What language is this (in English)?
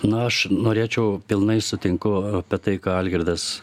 Lithuanian